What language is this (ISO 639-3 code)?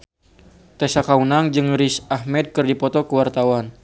sun